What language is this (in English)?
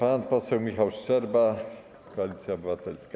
Polish